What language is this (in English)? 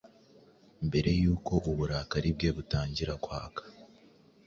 Kinyarwanda